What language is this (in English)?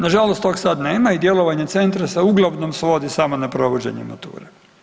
Croatian